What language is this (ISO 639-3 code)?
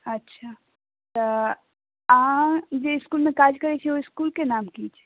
mai